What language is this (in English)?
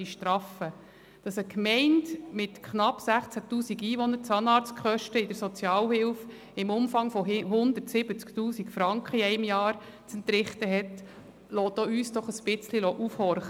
Swiss German